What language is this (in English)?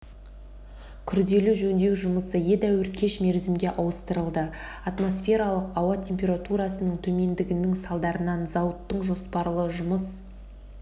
Kazakh